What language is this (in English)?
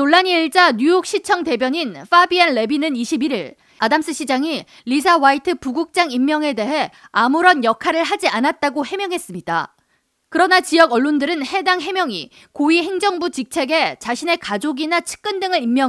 Korean